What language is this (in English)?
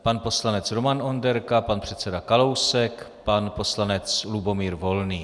Czech